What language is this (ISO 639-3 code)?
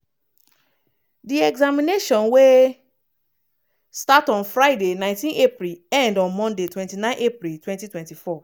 pcm